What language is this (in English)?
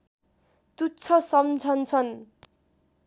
Nepali